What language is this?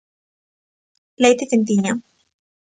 Galician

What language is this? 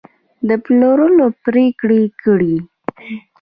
Pashto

